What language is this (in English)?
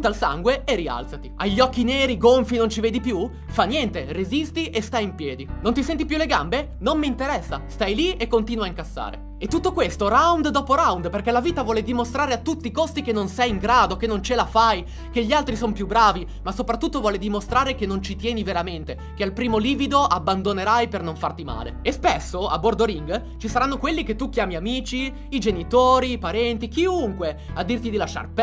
Italian